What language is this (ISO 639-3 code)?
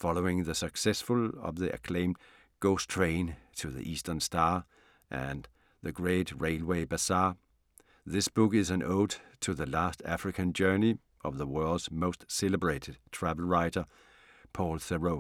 dan